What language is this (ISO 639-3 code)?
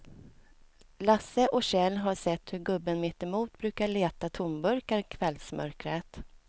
swe